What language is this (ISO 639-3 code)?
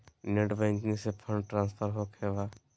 mag